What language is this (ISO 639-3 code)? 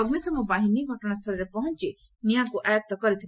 ori